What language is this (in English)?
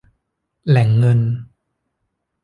Thai